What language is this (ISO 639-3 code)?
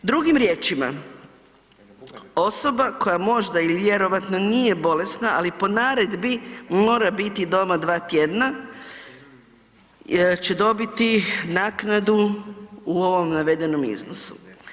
hrv